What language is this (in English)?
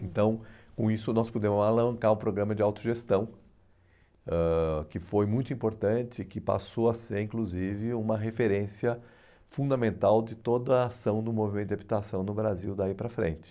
Portuguese